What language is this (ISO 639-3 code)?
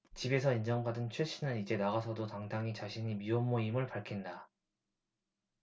kor